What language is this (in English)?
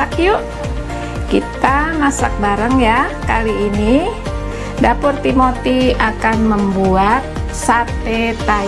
Indonesian